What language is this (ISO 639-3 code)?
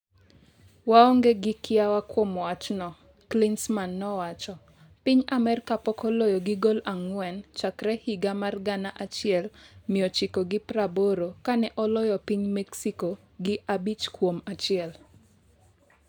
luo